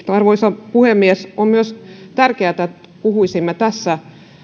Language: Finnish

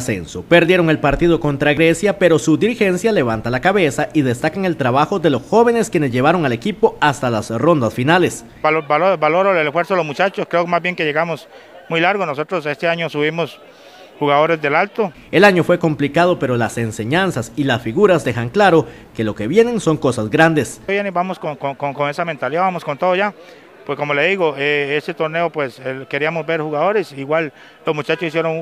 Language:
Spanish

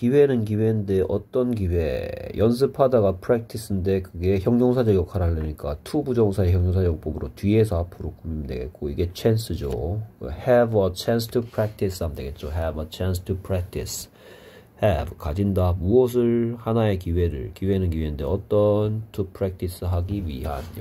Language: Korean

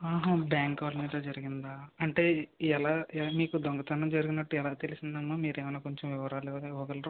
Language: Telugu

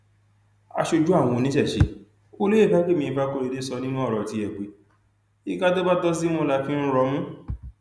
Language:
Yoruba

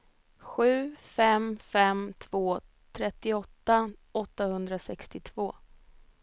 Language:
Swedish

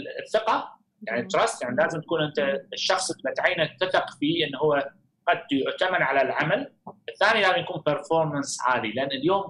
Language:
Arabic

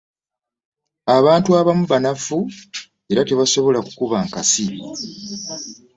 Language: Ganda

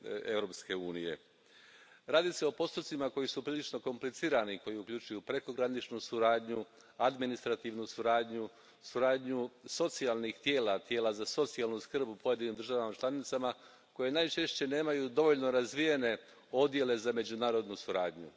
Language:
Croatian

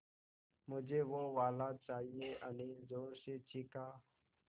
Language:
Hindi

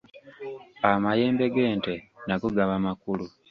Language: Ganda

